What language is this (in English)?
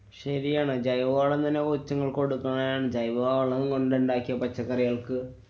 Malayalam